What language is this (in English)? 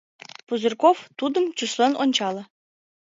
Mari